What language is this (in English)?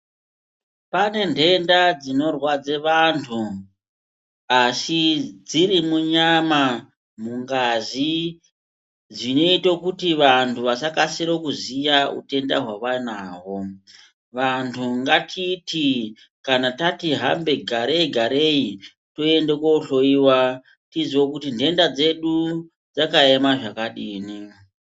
Ndau